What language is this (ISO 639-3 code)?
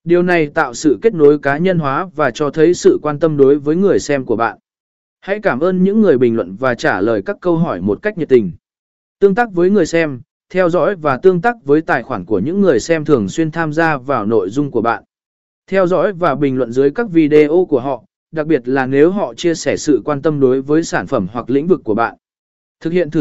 vie